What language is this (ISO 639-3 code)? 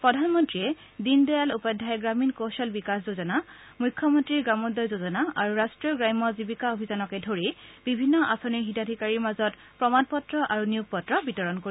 asm